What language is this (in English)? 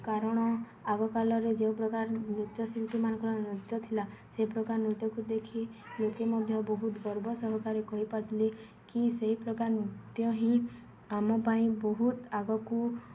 Odia